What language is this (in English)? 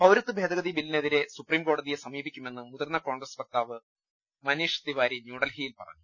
Malayalam